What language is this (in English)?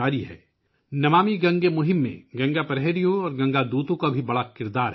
Urdu